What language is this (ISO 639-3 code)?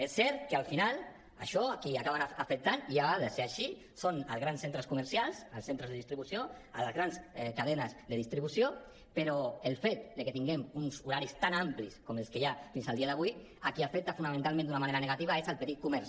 cat